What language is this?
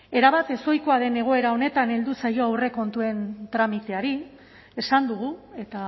Basque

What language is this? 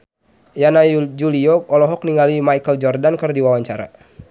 Sundanese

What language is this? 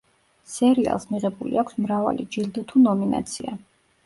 Georgian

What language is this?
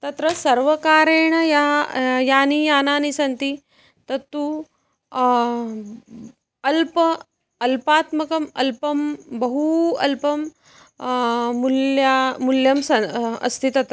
Sanskrit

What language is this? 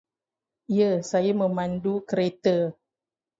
Malay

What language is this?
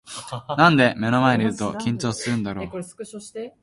Japanese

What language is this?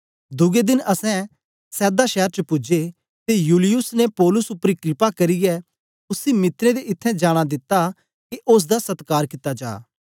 Dogri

